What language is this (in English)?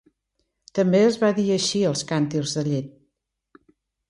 Catalan